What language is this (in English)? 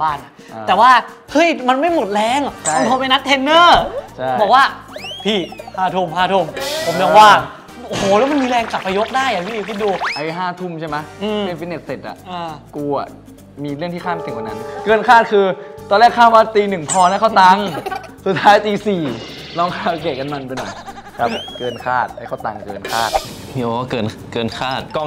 Thai